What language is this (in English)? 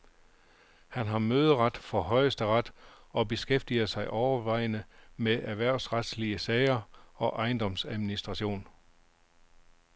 Danish